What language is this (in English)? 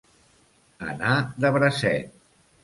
Catalan